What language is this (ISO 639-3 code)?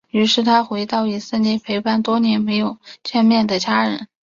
zho